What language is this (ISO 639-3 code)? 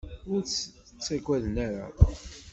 kab